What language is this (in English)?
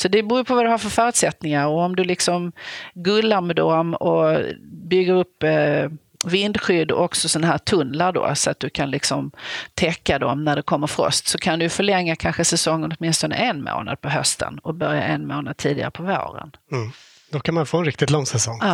Swedish